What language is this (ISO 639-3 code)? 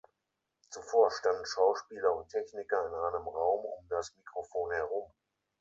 deu